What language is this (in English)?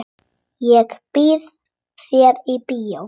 Icelandic